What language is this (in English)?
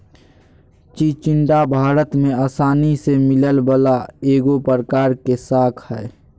Magahi